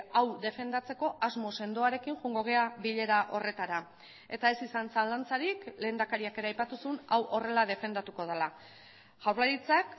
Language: Basque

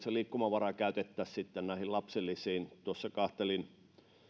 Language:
Finnish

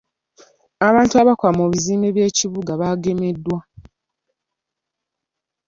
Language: Ganda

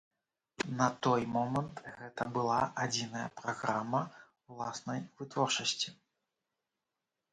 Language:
Belarusian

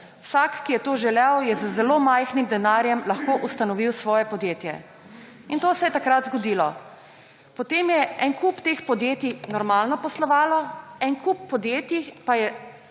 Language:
Slovenian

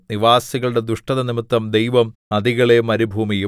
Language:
Malayalam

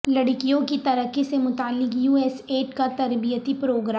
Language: Urdu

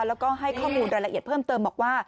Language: Thai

